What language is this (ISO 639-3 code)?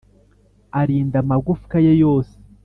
kin